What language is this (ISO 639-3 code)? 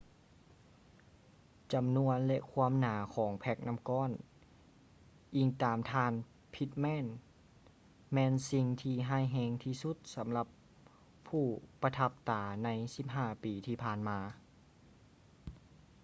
lao